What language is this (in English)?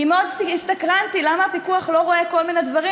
Hebrew